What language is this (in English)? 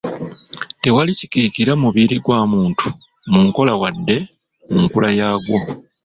Ganda